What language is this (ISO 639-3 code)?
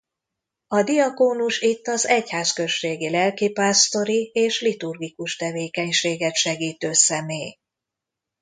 hun